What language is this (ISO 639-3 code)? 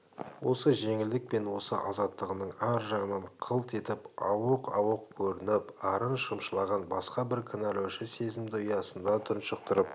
kaz